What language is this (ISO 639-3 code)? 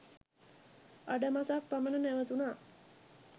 sin